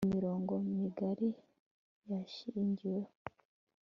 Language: Kinyarwanda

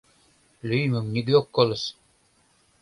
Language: Mari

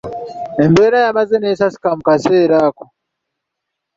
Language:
Ganda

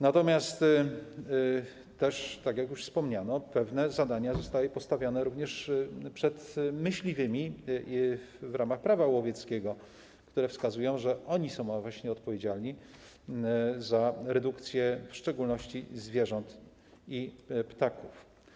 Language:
Polish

